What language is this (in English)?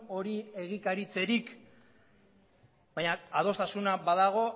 Basque